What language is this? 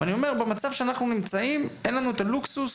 Hebrew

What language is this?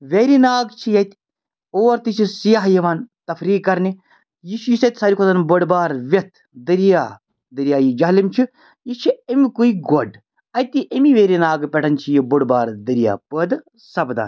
Kashmiri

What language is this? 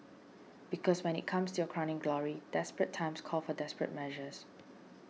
English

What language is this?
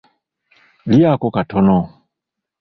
Ganda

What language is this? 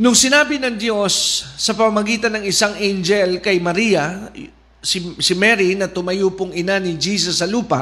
Filipino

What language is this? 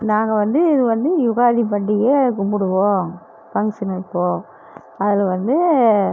Tamil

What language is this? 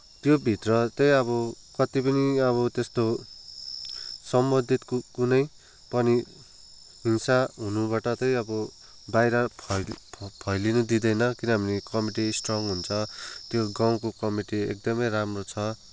Nepali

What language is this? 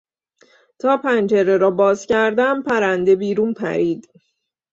Persian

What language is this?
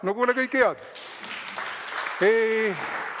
Estonian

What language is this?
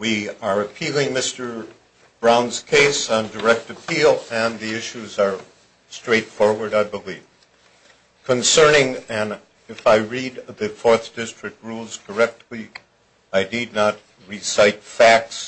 English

